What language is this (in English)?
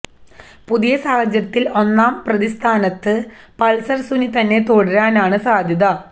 Malayalam